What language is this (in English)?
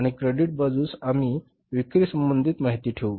Marathi